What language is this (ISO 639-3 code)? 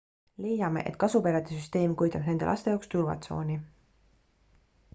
est